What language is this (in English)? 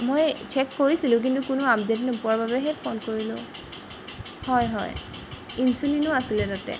Assamese